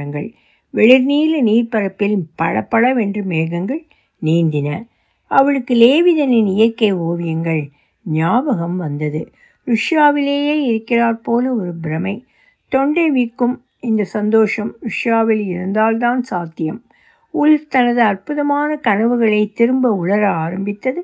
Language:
Tamil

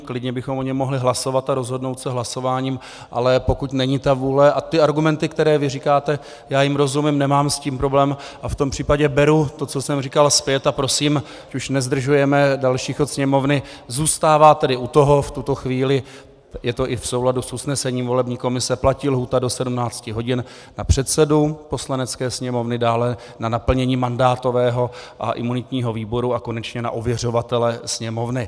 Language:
Czech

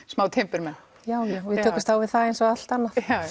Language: Icelandic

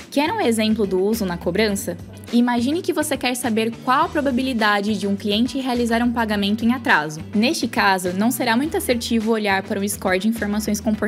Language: Portuguese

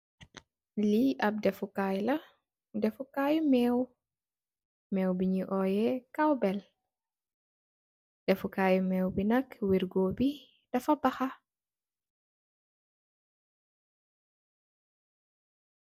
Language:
Wolof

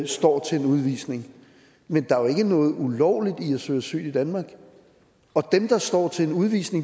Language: Danish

